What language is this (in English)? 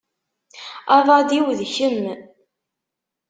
Kabyle